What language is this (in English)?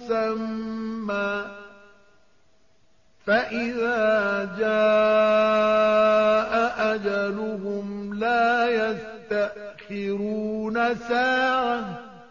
Arabic